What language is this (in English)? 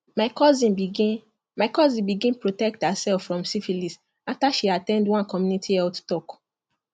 Nigerian Pidgin